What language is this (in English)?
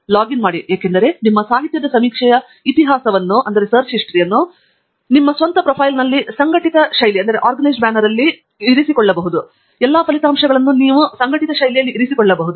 Kannada